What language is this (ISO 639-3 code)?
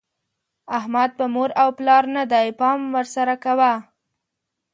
pus